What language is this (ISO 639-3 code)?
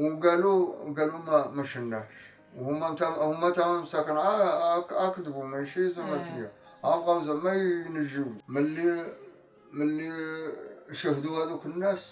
ara